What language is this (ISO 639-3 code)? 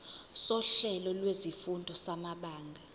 zul